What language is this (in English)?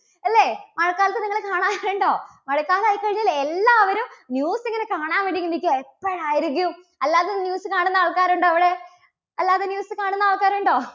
Malayalam